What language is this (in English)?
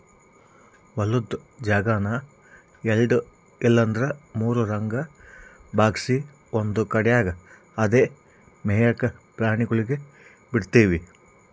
Kannada